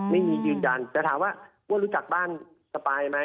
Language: Thai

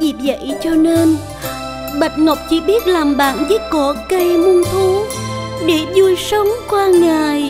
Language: Vietnamese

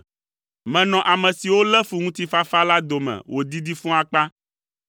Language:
Ewe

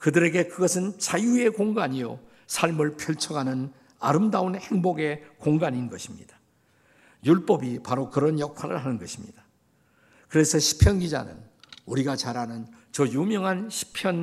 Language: Korean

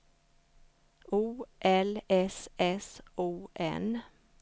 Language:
Swedish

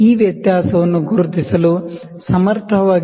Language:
Kannada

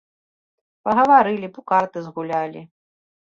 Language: Belarusian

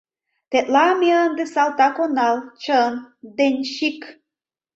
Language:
Mari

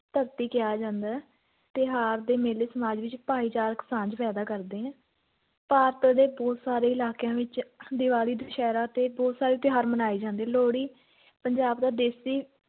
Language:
Punjabi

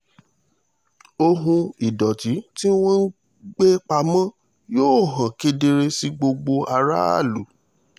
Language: Yoruba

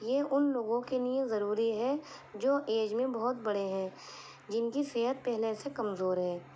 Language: Urdu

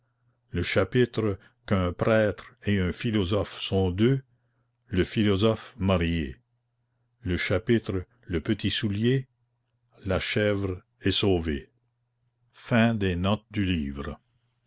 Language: French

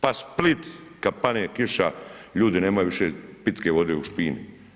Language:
Croatian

